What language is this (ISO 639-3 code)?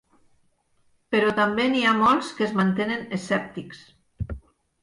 cat